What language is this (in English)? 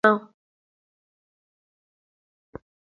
Kalenjin